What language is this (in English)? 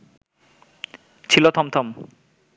Bangla